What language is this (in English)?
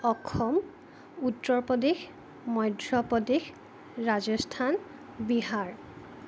Assamese